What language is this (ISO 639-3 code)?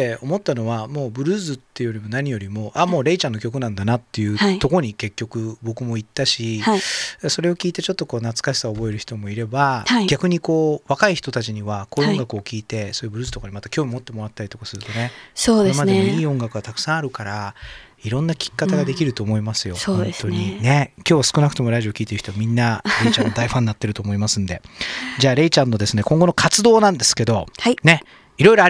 jpn